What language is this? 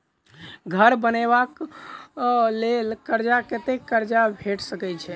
Maithili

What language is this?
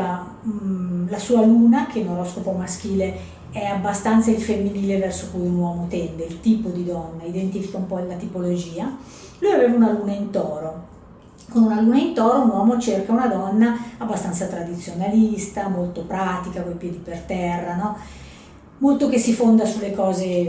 Italian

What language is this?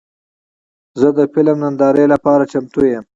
Pashto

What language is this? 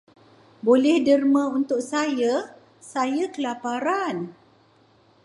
Malay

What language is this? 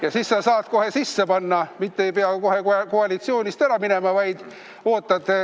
Estonian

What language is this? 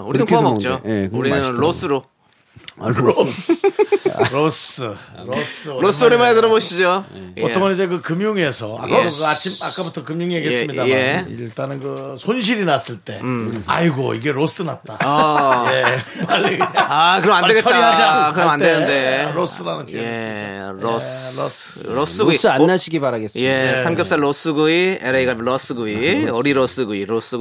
Korean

